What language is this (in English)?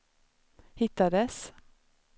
Swedish